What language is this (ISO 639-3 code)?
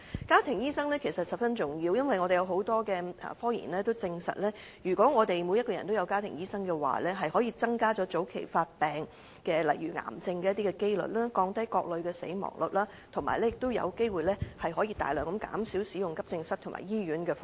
yue